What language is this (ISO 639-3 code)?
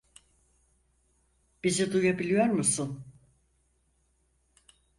tur